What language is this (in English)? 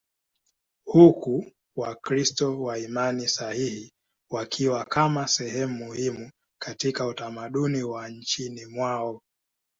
Swahili